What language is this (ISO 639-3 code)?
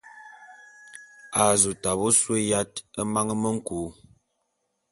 bum